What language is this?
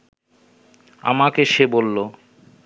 Bangla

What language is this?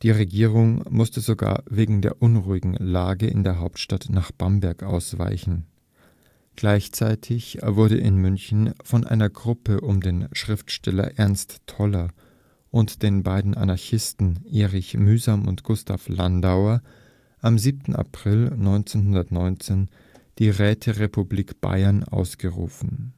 German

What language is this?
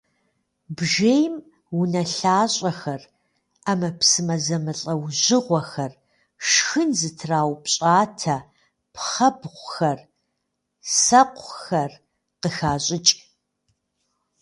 Kabardian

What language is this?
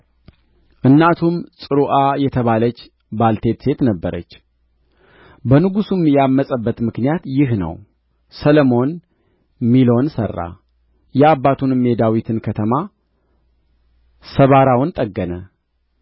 Amharic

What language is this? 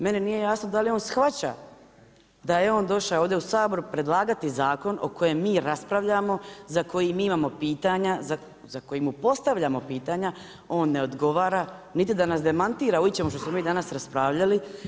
Croatian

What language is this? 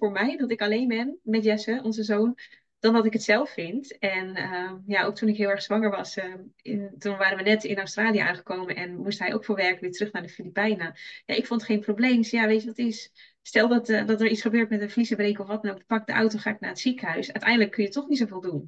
Dutch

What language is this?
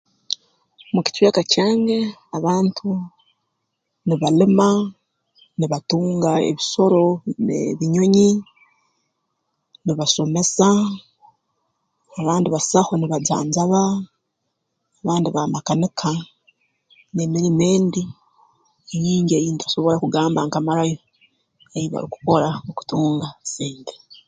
Tooro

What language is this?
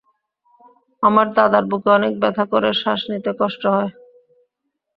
Bangla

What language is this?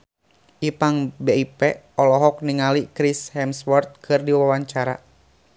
Sundanese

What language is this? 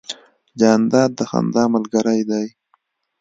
Pashto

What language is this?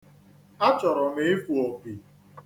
Igbo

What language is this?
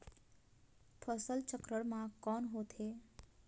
Chhattisgarhi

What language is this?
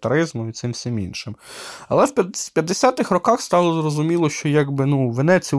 Ukrainian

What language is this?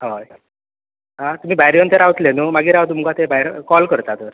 Konkani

